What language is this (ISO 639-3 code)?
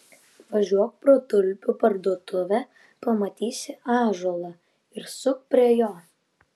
lit